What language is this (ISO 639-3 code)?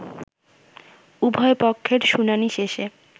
ben